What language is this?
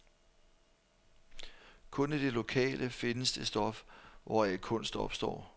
Danish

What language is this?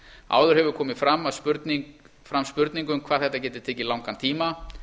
Icelandic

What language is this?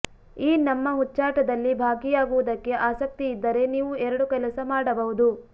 Kannada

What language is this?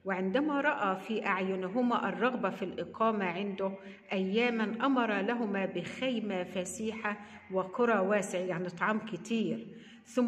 Arabic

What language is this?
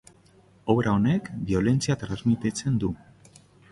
Basque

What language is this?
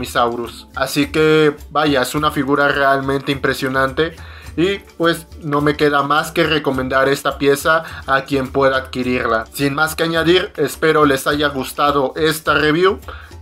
Spanish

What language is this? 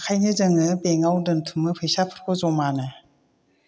Bodo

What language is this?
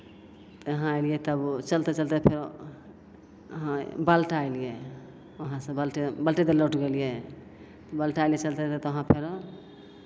Maithili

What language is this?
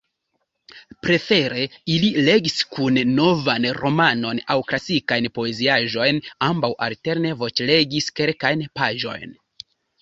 Esperanto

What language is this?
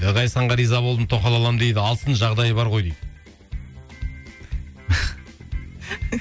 Kazakh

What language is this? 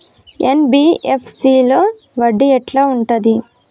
Telugu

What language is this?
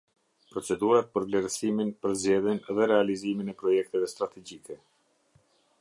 Albanian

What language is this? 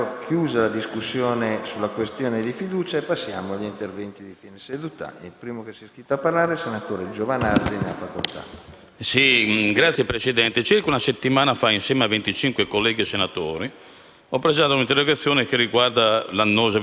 Italian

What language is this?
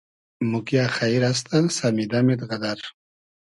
Hazaragi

